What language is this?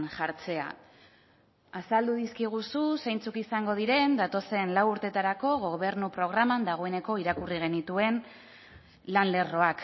Basque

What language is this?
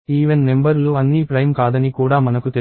Telugu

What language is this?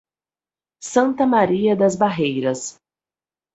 Portuguese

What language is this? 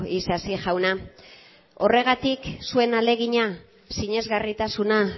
Basque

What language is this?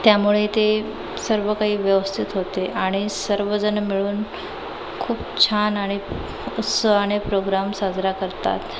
Marathi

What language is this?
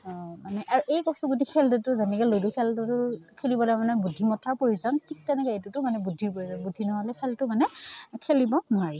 Assamese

